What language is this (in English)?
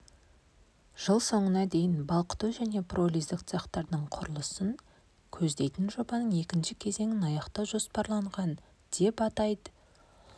Kazakh